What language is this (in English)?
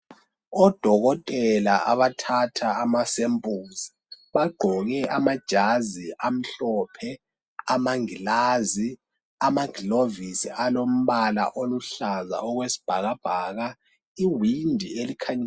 North Ndebele